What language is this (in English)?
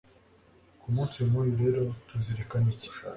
Kinyarwanda